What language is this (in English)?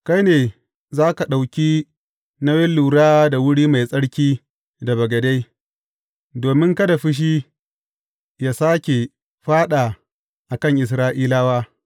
Hausa